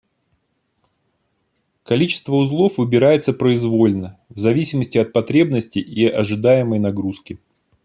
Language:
Russian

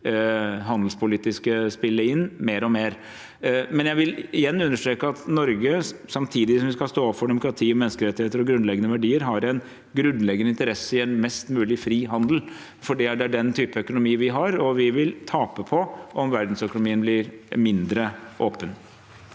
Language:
Norwegian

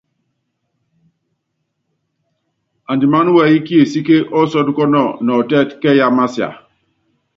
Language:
Yangben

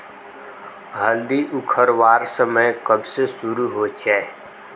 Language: Magahi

